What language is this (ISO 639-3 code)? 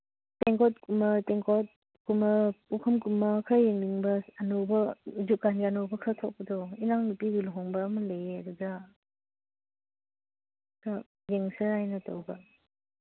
mni